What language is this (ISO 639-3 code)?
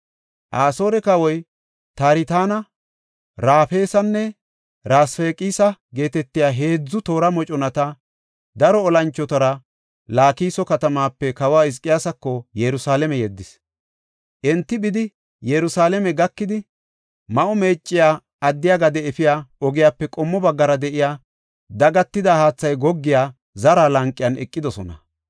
gof